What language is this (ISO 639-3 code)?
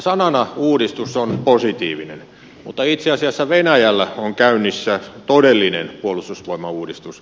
fin